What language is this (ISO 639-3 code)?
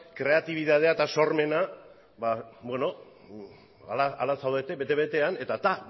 eus